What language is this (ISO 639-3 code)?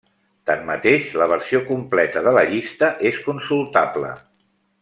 cat